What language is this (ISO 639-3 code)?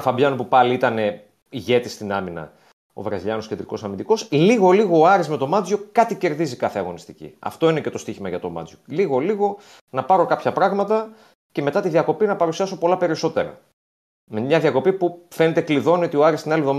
ell